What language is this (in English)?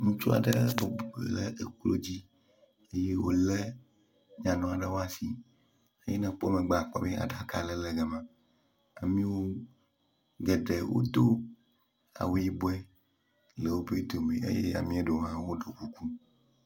Ewe